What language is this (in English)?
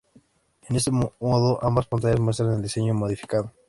Spanish